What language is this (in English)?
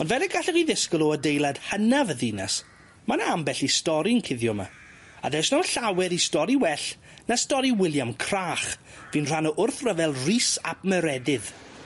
Welsh